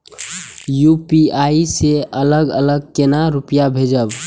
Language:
Maithili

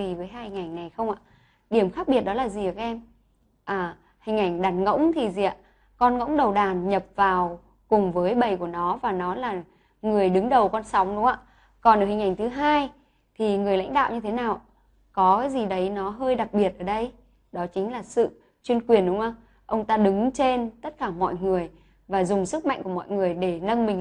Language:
Vietnamese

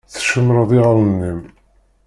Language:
Kabyle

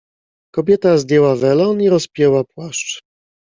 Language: Polish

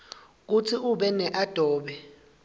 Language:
Swati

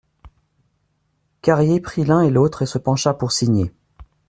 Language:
French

